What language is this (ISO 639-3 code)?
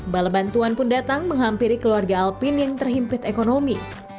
ind